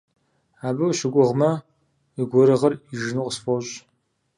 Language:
Kabardian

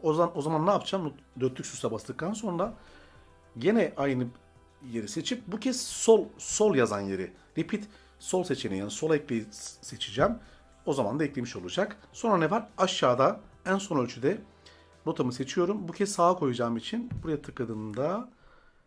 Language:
Turkish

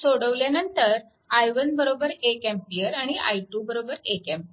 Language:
Marathi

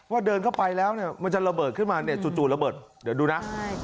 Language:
Thai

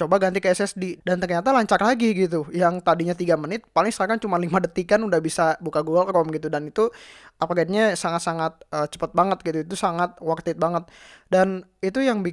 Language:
Indonesian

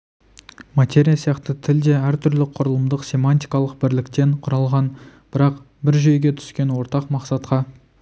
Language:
Kazakh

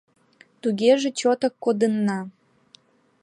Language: Mari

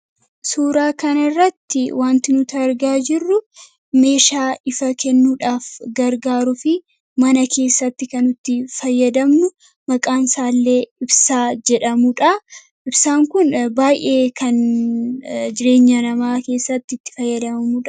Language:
Oromo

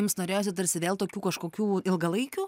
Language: Lithuanian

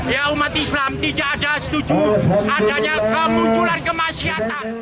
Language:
Indonesian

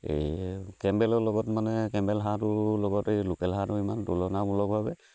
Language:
Assamese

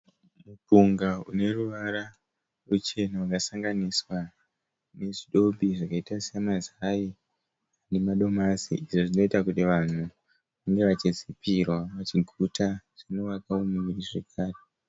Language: Shona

